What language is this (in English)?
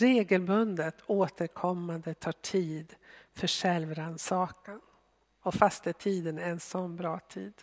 Swedish